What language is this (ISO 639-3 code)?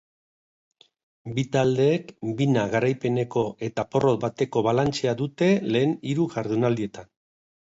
eus